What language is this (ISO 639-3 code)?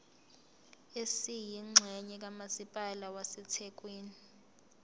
zul